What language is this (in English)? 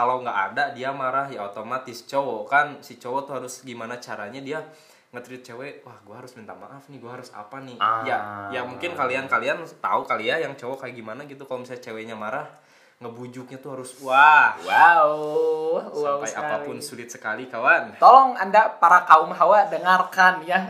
Indonesian